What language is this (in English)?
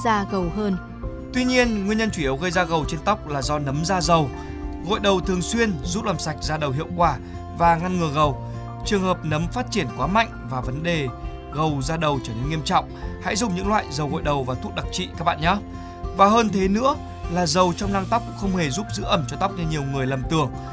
Vietnamese